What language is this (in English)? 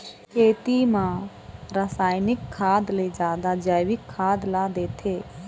Chhattisgarhi